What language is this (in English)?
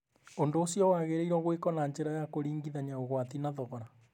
Kikuyu